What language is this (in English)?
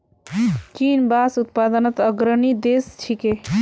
Magahi